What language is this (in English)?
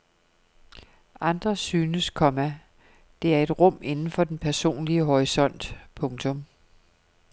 Danish